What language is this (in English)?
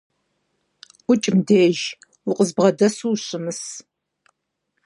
Kabardian